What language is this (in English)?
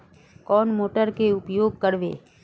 Magahi